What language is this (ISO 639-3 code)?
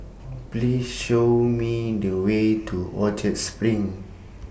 eng